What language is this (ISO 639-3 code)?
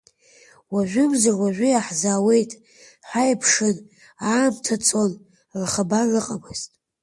abk